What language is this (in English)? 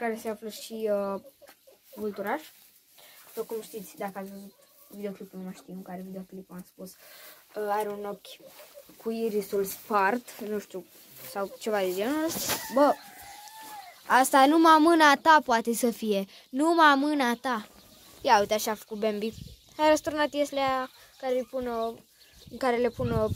Romanian